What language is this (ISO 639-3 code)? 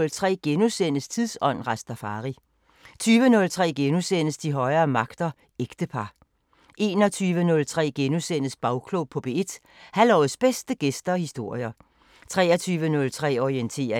dan